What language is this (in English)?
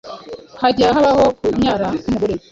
Kinyarwanda